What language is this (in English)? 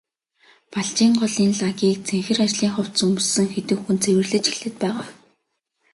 Mongolian